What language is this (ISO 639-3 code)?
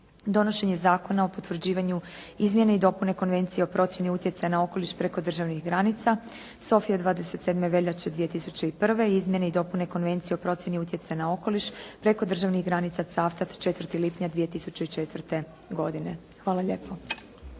hrv